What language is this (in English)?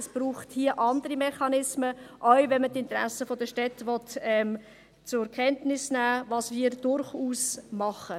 Swiss German